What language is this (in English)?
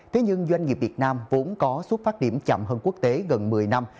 Vietnamese